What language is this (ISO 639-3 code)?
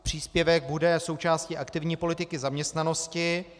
ces